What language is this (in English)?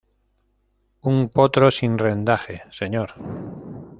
Spanish